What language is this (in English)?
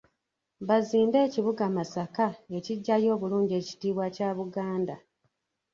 Ganda